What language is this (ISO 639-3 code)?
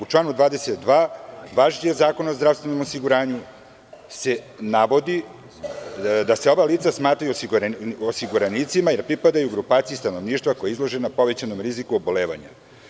srp